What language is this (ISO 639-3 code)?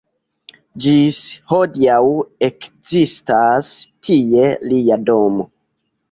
epo